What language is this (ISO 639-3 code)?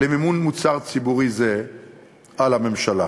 heb